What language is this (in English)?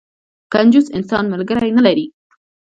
Pashto